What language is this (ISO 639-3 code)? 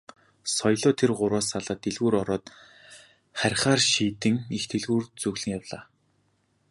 mon